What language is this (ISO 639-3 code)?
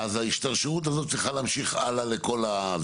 heb